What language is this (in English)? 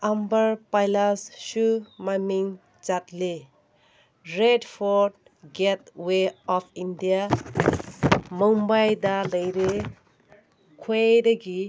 Manipuri